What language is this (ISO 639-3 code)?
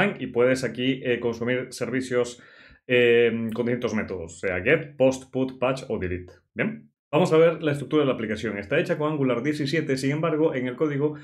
spa